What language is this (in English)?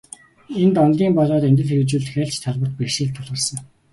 Mongolian